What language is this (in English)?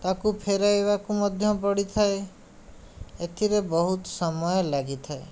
Odia